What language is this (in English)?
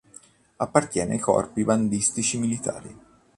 Italian